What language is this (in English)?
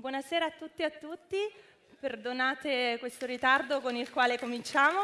Italian